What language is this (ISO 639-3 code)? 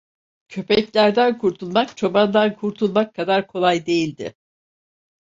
tur